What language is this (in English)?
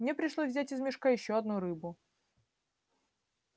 Russian